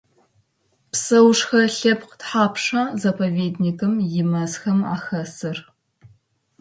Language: Adyghe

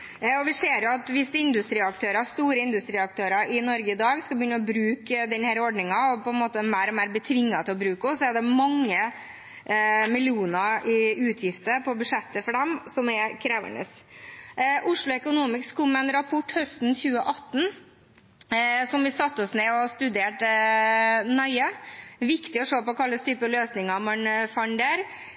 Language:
Norwegian Bokmål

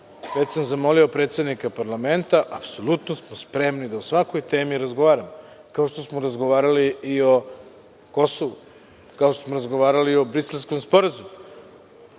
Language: Serbian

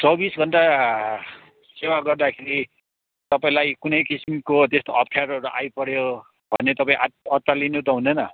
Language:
Nepali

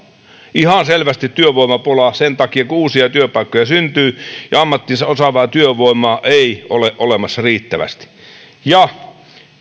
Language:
Finnish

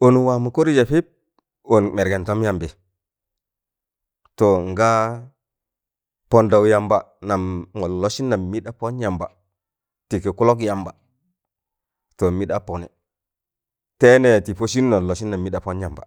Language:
Tangale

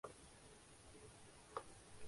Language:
Urdu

